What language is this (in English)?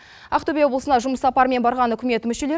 Kazakh